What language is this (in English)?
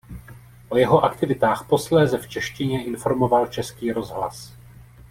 Czech